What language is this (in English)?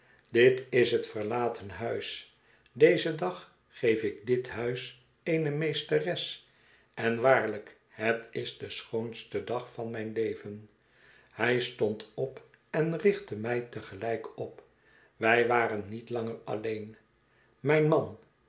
Dutch